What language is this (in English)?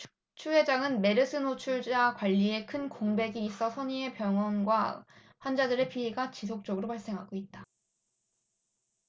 Korean